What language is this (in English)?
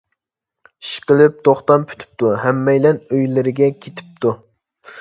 Uyghur